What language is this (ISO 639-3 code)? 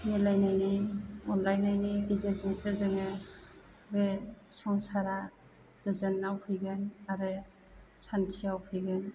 brx